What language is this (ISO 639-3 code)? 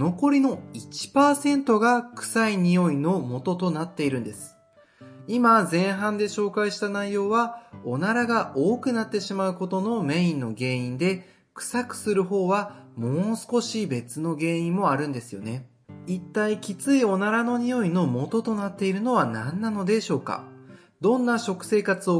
jpn